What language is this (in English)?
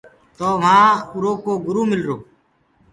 Gurgula